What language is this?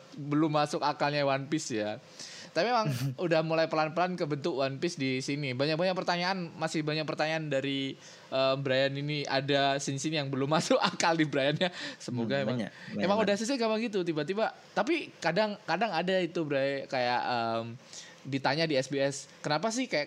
Indonesian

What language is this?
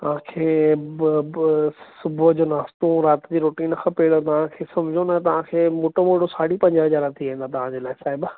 Sindhi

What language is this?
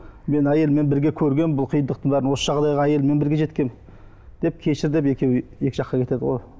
Kazakh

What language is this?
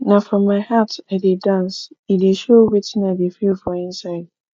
Nigerian Pidgin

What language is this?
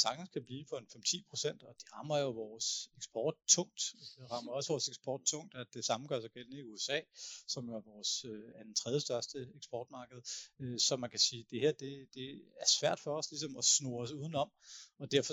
Danish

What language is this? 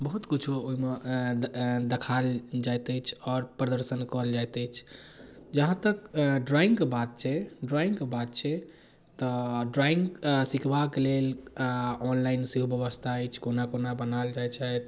Maithili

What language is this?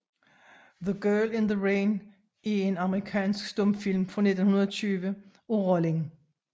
Danish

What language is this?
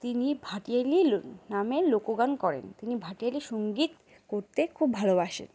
Bangla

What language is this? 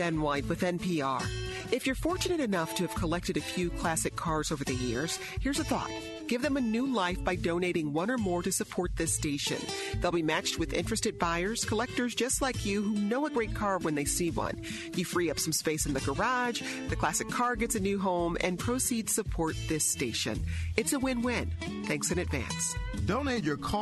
English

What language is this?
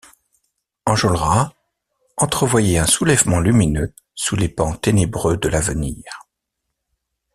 French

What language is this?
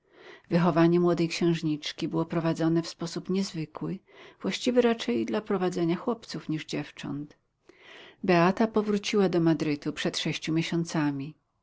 Polish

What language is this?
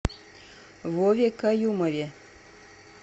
Russian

